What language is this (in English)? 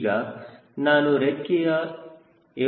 Kannada